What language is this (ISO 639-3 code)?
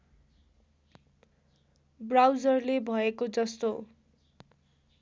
nep